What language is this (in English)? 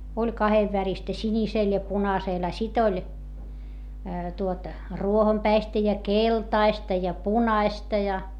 Finnish